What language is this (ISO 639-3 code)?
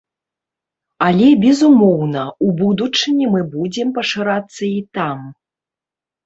bel